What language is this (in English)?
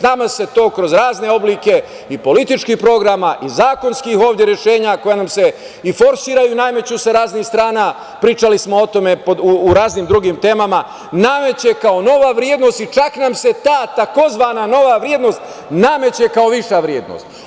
Serbian